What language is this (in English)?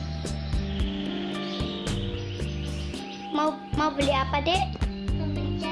Indonesian